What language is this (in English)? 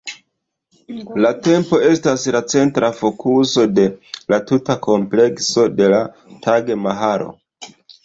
Esperanto